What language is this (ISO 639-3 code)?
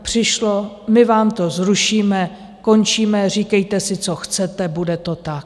ces